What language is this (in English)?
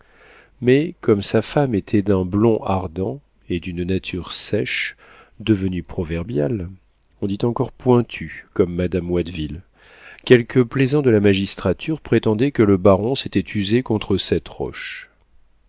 French